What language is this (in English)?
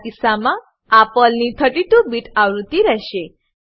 Gujarati